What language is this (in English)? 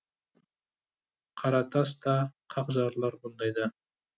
Kazakh